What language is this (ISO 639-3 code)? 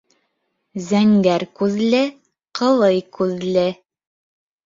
bak